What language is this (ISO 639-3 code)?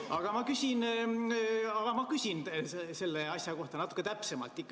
est